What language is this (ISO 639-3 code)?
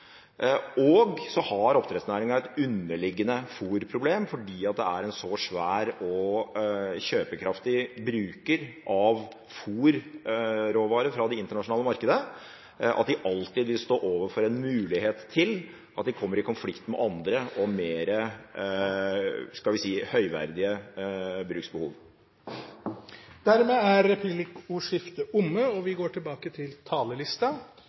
nor